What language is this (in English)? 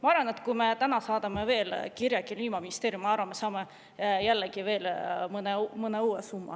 Estonian